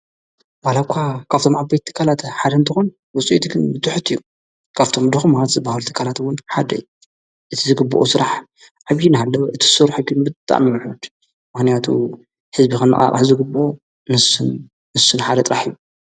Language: Tigrinya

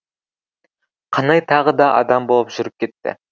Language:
Kazakh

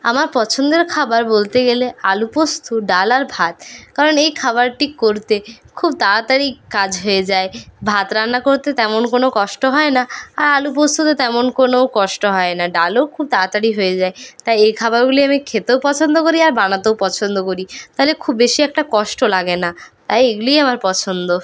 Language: Bangla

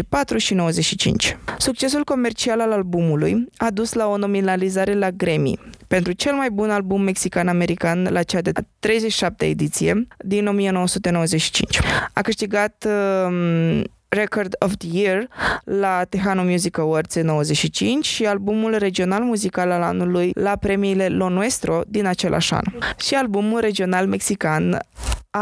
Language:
Romanian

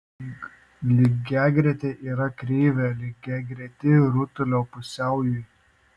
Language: Lithuanian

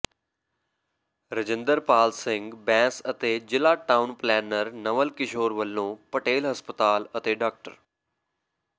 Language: Punjabi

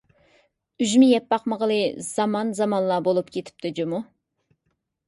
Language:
Uyghur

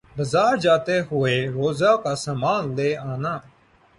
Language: Urdu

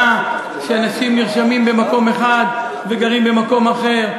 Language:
Hebrew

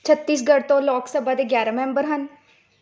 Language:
Punjabi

